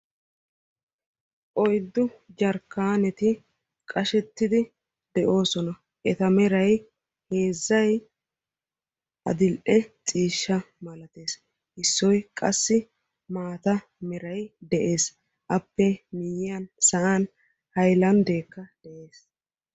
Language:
Wolaytta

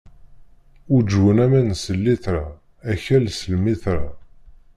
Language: Kabyle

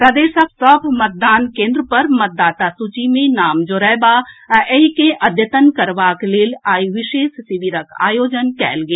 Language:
Maithili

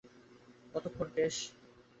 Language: Bangla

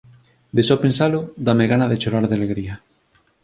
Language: Galician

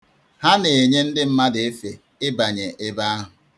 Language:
Igbo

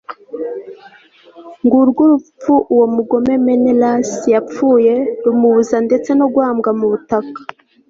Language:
Kinyarwanda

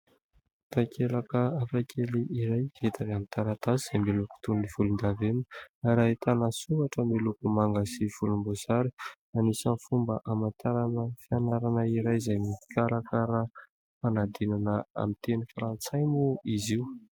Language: Malagasy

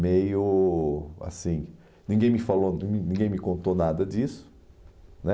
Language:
Portuguese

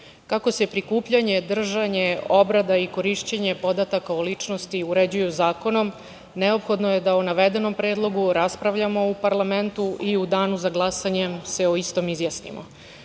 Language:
Serbian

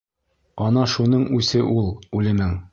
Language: Bashkir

